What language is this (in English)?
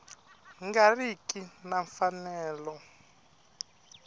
Tsonga